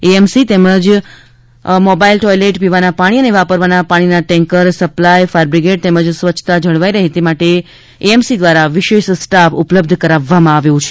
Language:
Gujarati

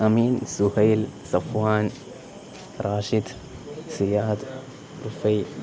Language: Malayalam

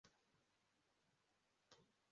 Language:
Kinyarwanda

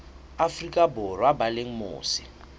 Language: Southern Sotho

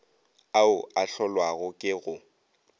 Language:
Northern Sotho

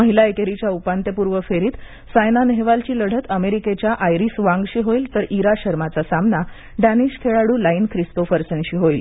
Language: Marathi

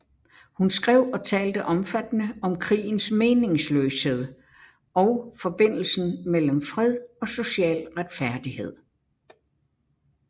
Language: Danish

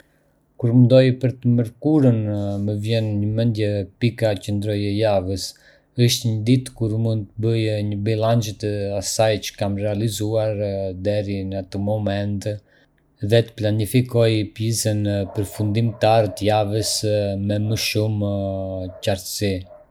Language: Arbëreshë Albanian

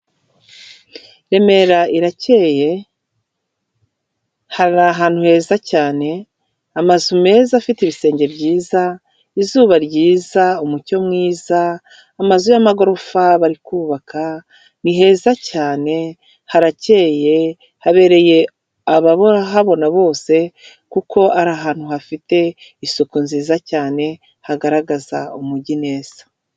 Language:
Kinyarwanda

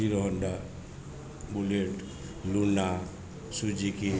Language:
Gujarati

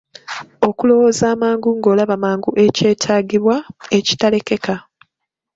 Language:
Ganda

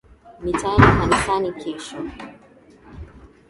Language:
Swahili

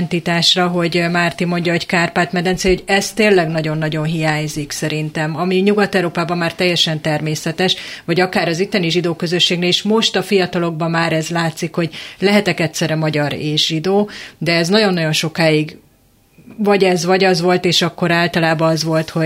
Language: Hungarian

